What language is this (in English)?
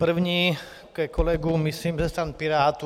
Czech